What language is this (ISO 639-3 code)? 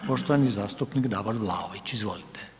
hrv